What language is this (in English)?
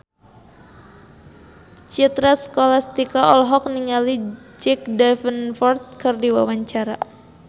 Sundanese